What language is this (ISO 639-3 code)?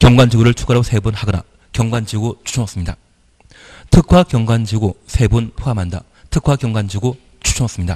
kor